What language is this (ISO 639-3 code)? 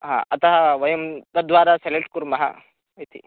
san